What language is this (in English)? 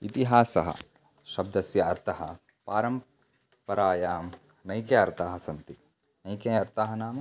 Sanskrit